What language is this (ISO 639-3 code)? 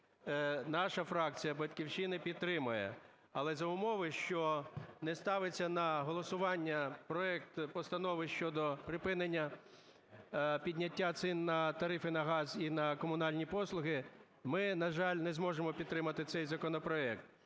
ukr